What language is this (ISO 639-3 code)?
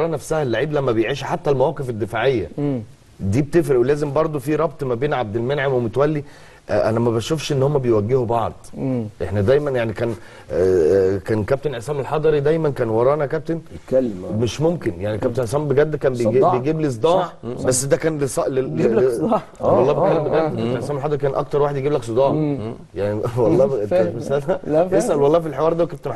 ara